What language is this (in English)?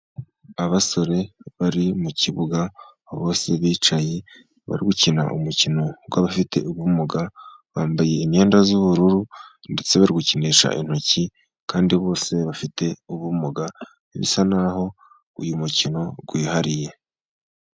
Kinyarwanda